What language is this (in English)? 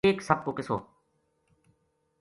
Gujari